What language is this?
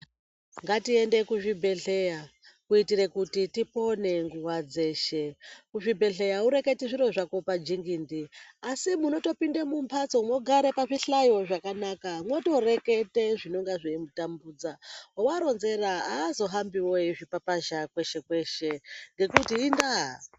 Ndau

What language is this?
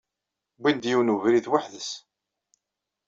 Kabyle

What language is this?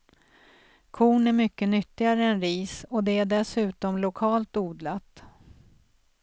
Swedish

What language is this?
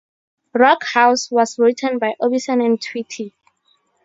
English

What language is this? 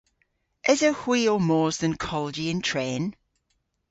Cornish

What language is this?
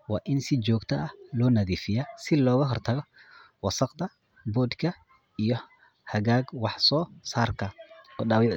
Somali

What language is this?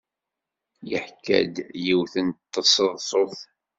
Kabyle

